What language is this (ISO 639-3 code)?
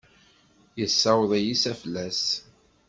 kab